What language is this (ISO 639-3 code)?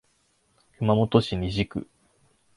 jpn